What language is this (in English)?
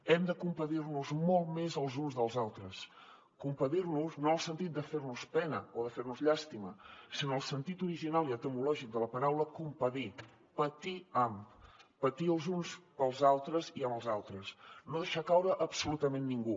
Catalan